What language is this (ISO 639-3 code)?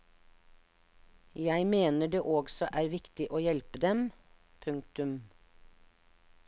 nor